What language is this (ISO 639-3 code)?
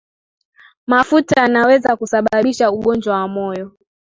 swa